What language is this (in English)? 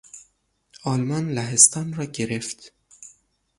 Persian